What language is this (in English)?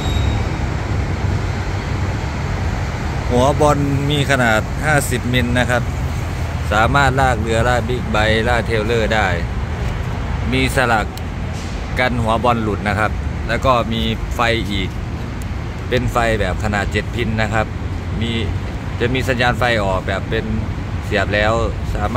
Thai